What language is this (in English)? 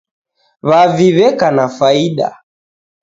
Taita